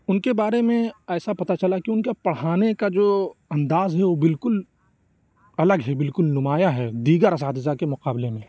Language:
Urdu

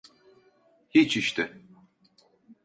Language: Turkish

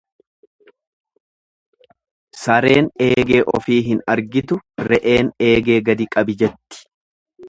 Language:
Oromo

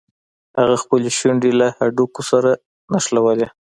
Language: Pashto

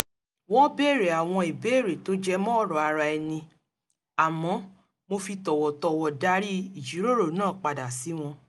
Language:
Yoruba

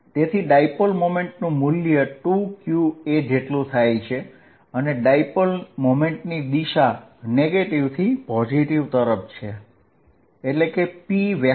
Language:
Gujarati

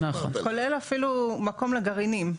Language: Hebrew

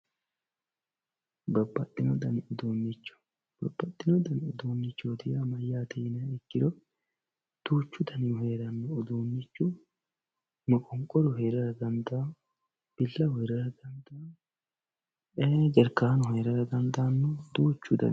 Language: Sidamo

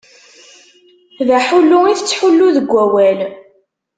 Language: Kabyle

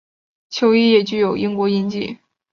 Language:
Chinese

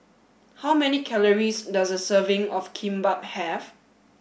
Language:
English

